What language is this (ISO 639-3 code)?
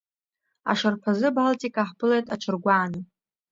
abk